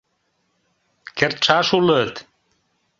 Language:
Mari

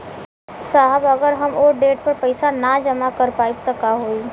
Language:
Bhojpuri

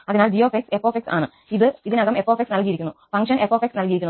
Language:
Malayalam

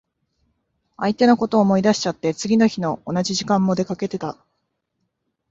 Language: Japanese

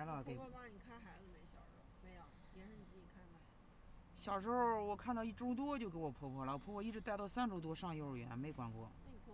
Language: Chinese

